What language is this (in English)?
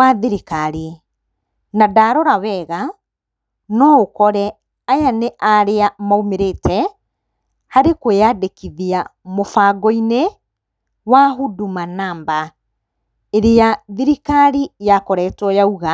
Kikuyu